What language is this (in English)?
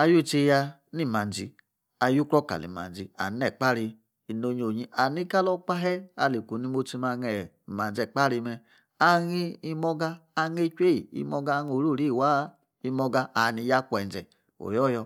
Yace